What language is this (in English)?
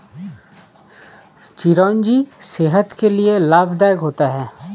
Hindi